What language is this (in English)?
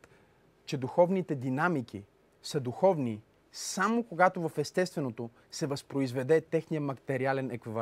Bulgarian